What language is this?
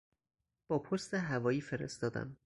Persian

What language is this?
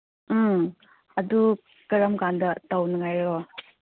Manipuri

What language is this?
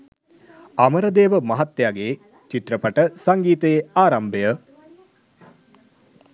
Sinhala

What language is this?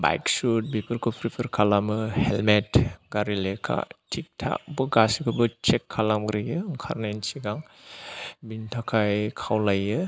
Bodo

